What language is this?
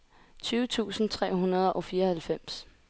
Danish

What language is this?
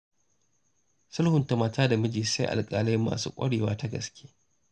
Hausa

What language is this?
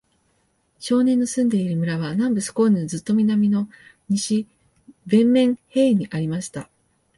Japanese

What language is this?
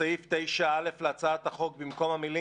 Hebrew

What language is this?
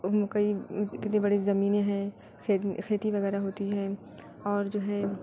Urdu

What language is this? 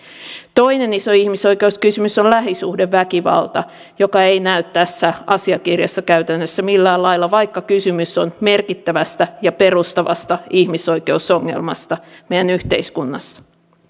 Finnish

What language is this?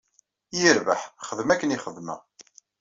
Kabyle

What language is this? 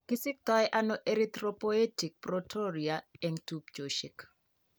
Kalenjin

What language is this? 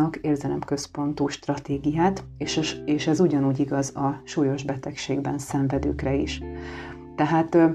Hungarian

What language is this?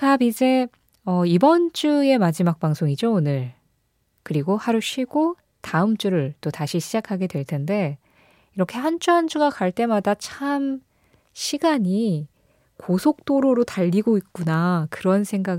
Korean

